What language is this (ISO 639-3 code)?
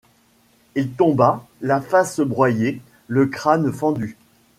fra